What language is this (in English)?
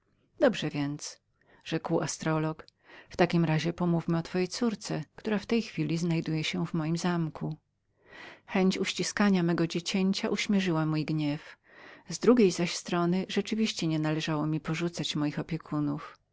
Polish